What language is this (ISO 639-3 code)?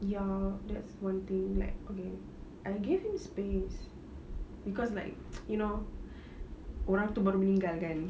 eng